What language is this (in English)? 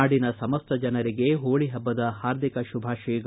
Kannada